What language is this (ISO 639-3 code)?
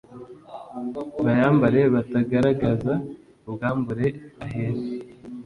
kin